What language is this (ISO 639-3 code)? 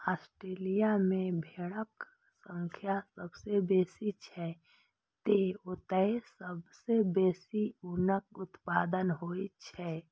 mai